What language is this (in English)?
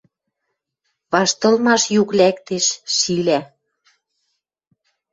Western Mari